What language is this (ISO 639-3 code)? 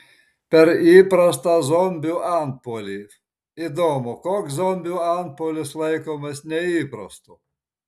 lit